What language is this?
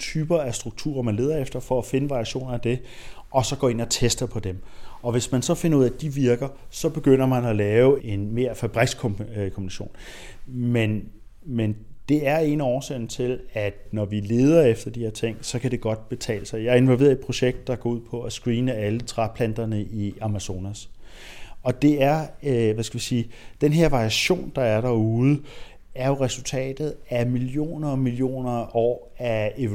Danish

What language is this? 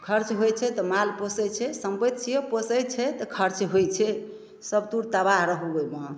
Maithili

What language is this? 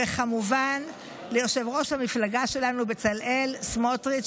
Hebrew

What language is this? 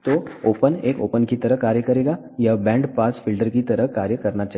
Hindi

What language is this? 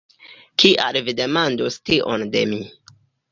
Esperanto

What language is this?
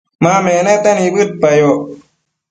Matsés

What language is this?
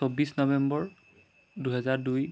Assamese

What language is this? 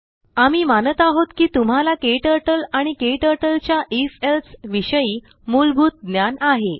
Marathi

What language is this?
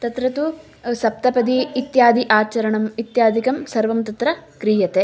Sanskrit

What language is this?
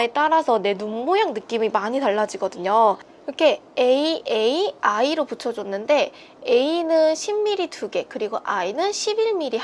Korean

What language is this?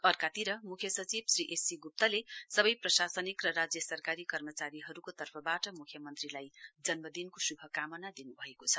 Nepali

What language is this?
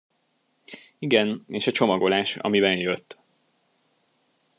Hungarian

